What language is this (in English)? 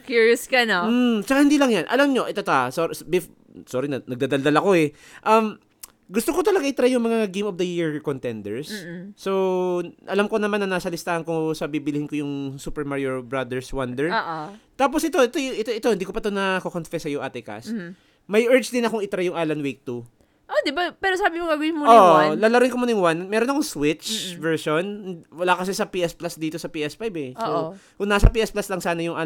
Filipino